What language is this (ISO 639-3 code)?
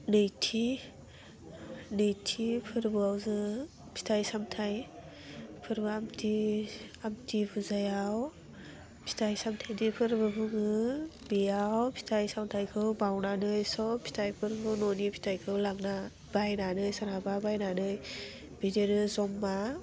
brx